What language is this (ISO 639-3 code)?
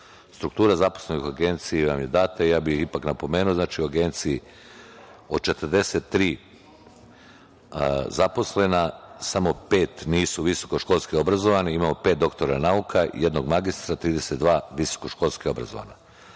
srp